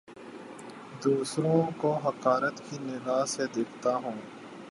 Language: Urdu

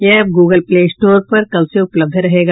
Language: Hindi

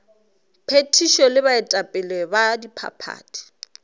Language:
Northern Sotho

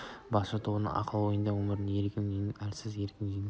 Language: Kazakh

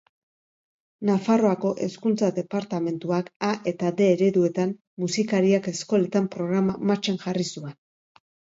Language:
Basque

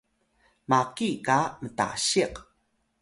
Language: Atayal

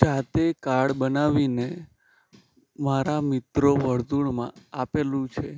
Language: Gujarati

